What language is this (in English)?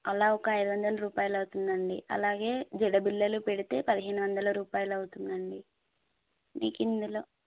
Telugu